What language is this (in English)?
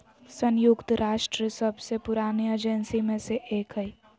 Magahi